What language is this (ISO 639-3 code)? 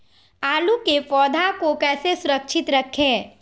mag